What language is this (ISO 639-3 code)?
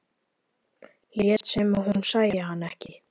isl